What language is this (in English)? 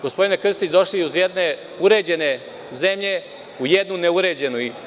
Serbian